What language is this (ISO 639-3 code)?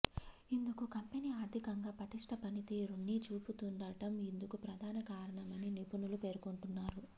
tel